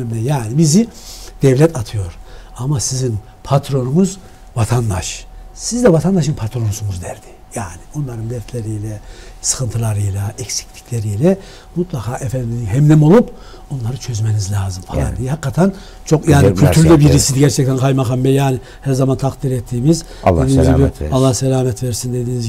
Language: Turkish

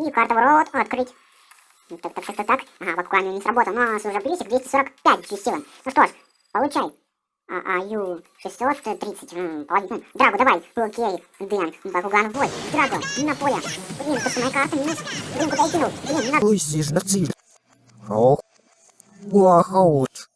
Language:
Russian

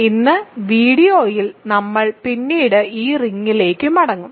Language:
Malayalam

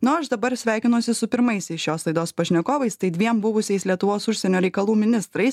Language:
Lithuanian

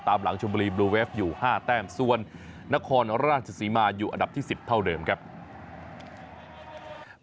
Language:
Thai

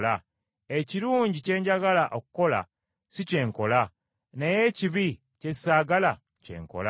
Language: Ganda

